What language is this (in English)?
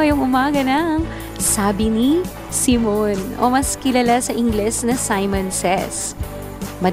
Filipino